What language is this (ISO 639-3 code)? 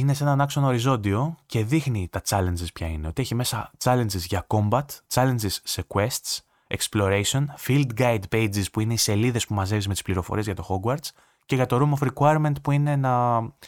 ell